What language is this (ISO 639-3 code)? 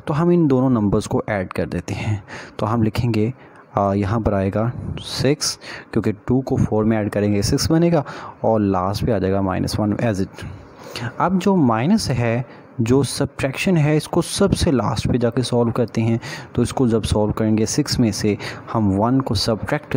hin